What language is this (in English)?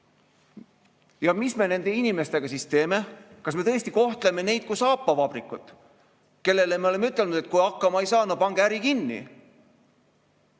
Estonian